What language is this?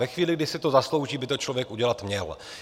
Czech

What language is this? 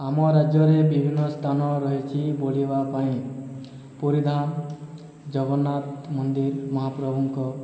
Odia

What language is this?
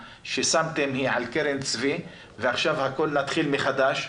Hebrew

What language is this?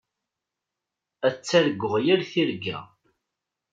Kabyle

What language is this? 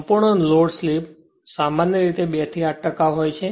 Gujarati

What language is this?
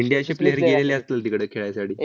Marathi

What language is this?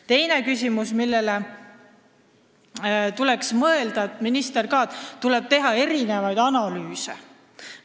Estonian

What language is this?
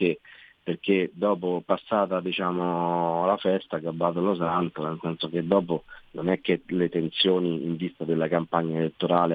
Italian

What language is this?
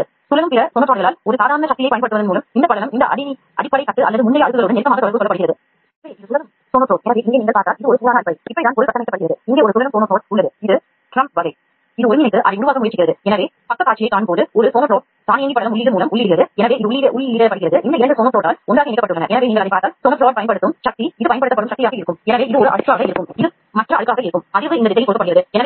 Tamil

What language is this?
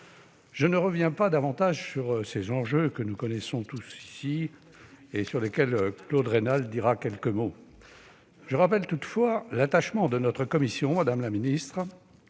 French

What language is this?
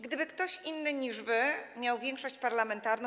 Polish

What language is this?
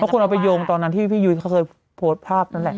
Thai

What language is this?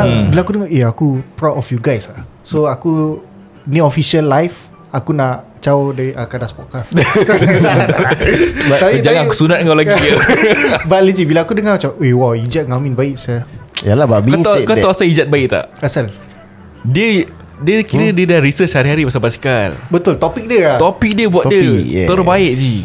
Malay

